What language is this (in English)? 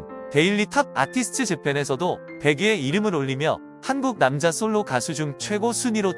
Korean